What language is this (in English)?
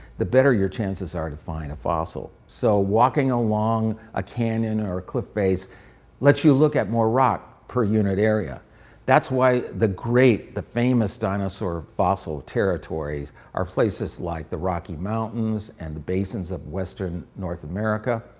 English